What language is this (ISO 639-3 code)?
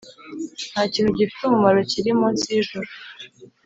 kin